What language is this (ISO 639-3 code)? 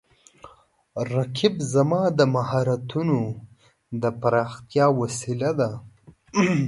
pus